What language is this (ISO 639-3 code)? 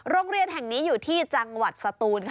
tha